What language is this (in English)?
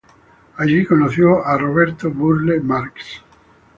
Spanish